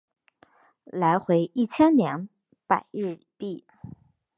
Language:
Chinese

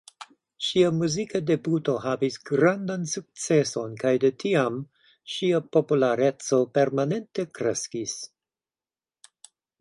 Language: Esperanto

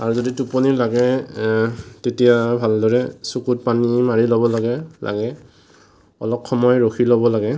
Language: Assamese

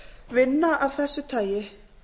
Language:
Icelandic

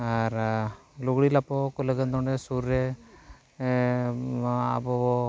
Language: Santali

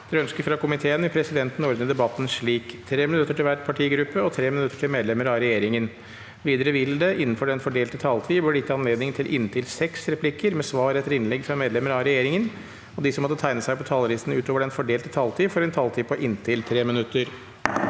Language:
Norwegian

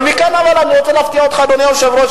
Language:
Hebrew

